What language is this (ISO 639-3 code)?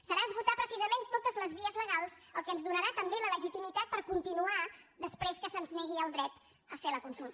cat